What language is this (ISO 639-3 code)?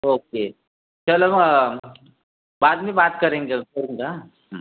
mar